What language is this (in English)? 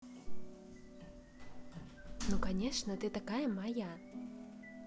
Russian